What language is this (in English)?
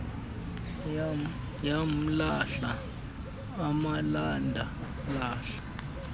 Xhosa